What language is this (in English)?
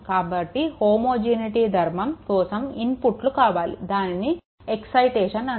Telugu